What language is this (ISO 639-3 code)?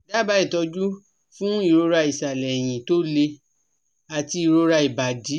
yor